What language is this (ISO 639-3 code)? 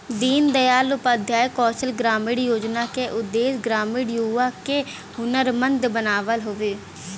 bho